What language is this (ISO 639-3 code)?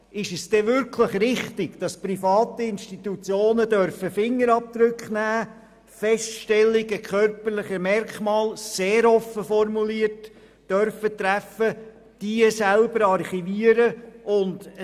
gsw